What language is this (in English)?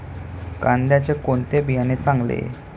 Marathi